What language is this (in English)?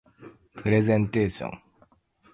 Japanese